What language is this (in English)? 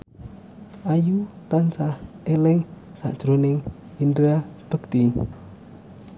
Javanese